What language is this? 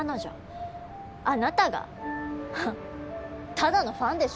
Japanese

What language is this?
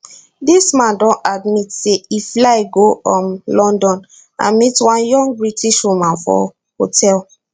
Nigerian Pidgin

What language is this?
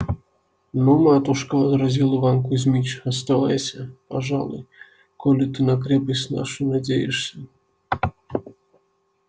Russian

